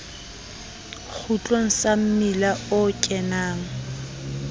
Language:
Southern Sotho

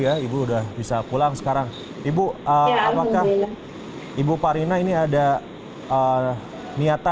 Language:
Indonesian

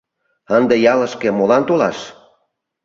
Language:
Mari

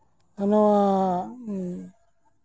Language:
Santali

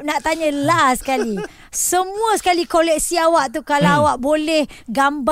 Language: Malay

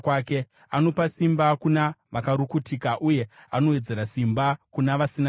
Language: Shona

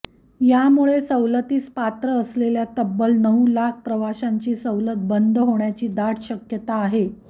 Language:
Marathi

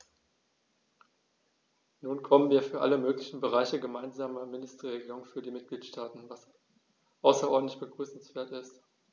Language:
German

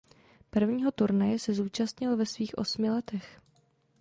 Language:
Czech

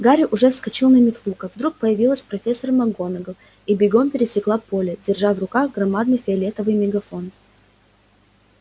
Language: Russian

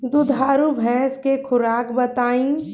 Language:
Bhojpuri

